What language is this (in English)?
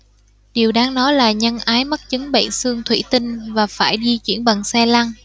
Vietnamese